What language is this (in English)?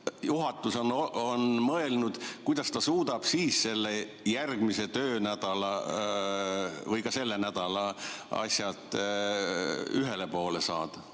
Estonian